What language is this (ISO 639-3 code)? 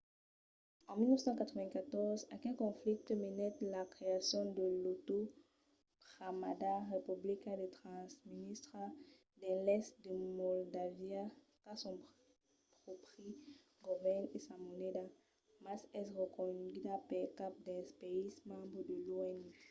oci